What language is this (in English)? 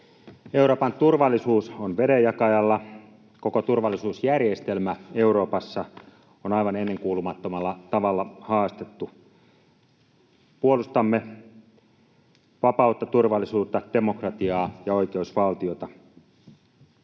Finnish